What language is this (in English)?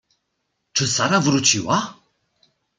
Polish